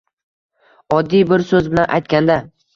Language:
Uzbek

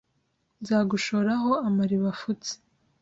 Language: Kinyarwanda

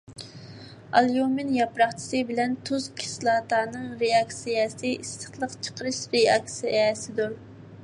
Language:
Uyghur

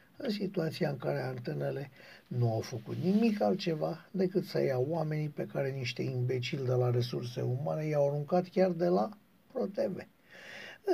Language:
Romanian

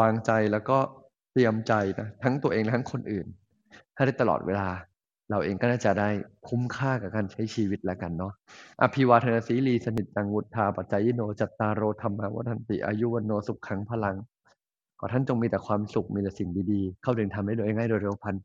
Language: Thai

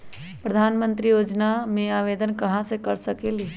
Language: Magahi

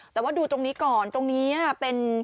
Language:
Thai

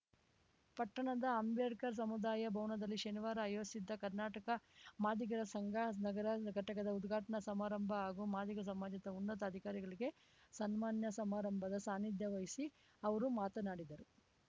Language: Kannada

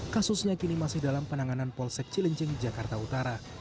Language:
Indonesian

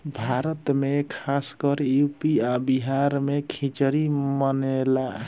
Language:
Bhojpuri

